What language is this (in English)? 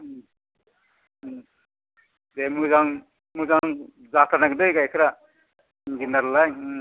Bodo